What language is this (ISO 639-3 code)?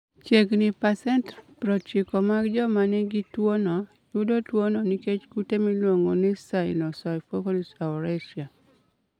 luo